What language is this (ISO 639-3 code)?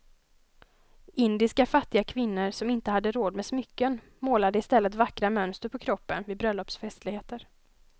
swe